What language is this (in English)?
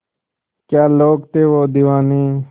Hindi